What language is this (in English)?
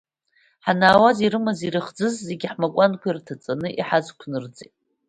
Abkhazian